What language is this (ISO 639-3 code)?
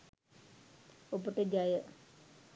sin